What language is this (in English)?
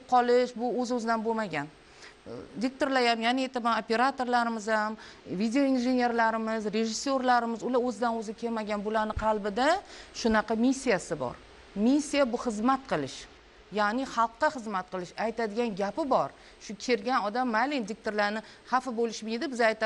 Turkish